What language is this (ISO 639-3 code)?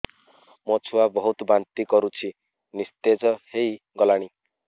ori